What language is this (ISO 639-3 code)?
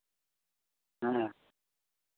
sat